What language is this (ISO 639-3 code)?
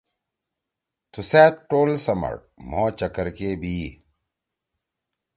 trw